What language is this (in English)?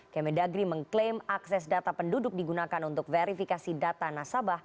Indonesian